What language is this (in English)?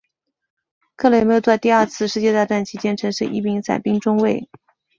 Chinese